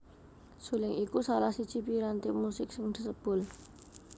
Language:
Javanese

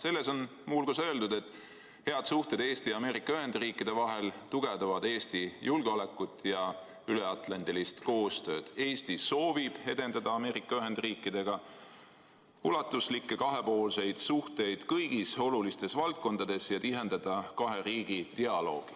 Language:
Estonian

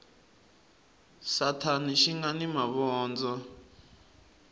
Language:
Tsonga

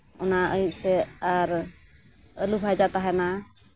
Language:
Santali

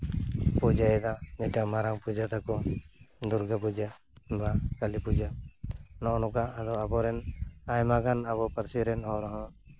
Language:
Santali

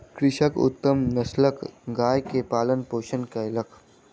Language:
Maithili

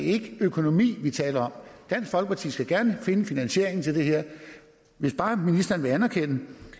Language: Danish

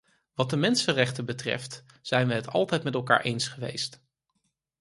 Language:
Dutch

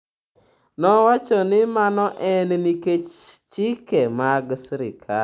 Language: Luo (Kenya and Tanzania)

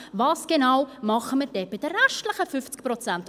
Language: Swiss German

